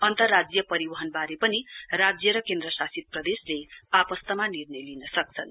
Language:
Nepali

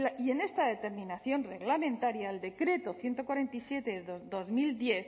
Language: Spanish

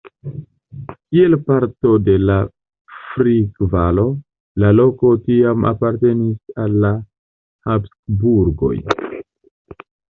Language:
Esperanto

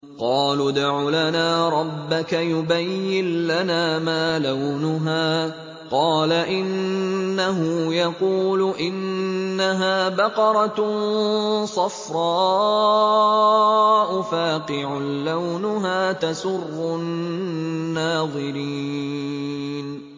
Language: Arabic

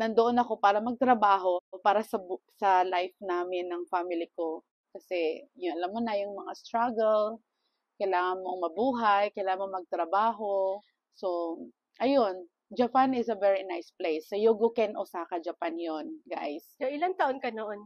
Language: Filipino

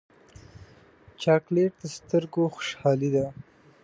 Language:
Pashto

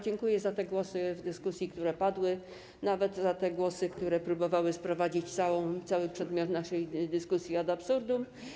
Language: Polish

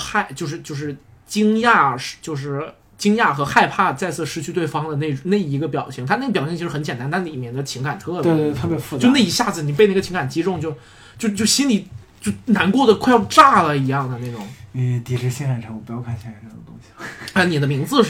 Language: Chinese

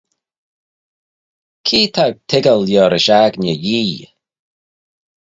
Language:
Manx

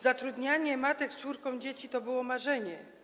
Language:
Polish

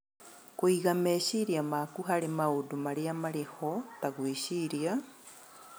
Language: Kikuyu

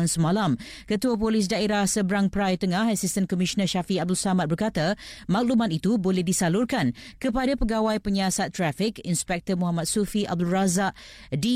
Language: Malay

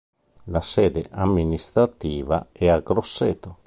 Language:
Italian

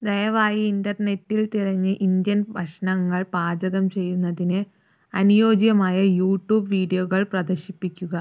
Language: Malayalam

